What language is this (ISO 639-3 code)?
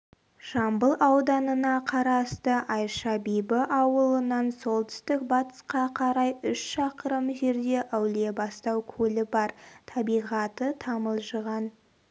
kaz